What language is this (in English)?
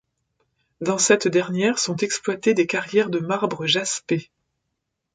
French